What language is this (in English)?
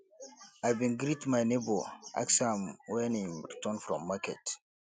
Nigerian Pidgin